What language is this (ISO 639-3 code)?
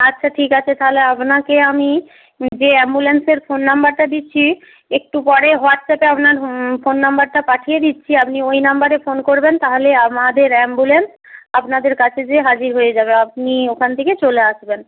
ben